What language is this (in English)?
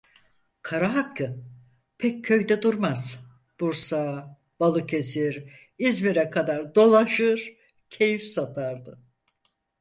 Turkish